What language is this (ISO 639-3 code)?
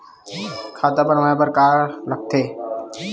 hne